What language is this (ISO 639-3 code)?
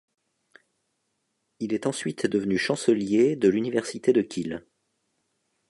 fra